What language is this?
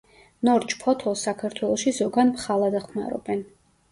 Georgian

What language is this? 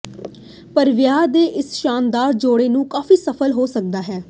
Punjabi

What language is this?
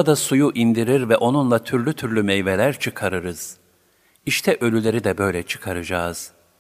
Turkish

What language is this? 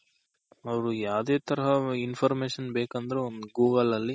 Kannada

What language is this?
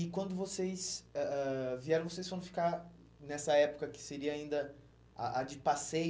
Portuguese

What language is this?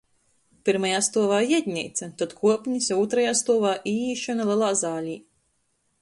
Latgalian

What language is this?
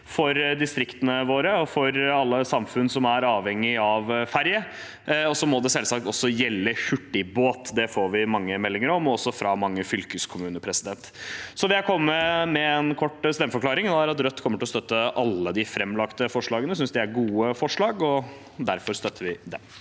Norwegian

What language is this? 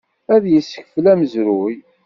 Kabyle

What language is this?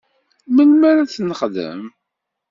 Kabyle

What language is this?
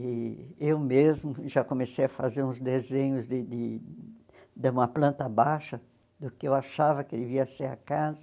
Portuguese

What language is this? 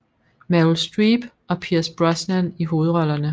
Danish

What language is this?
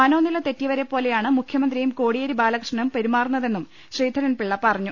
Malayalam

